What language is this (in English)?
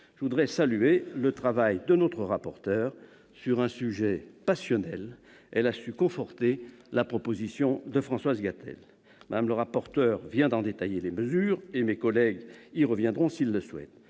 French